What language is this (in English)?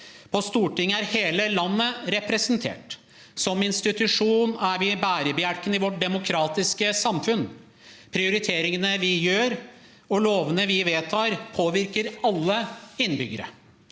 Norwegian